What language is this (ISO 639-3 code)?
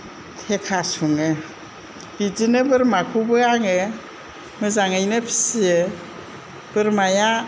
brx